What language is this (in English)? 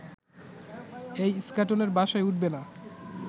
Bangla